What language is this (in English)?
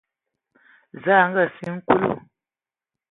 Ewondo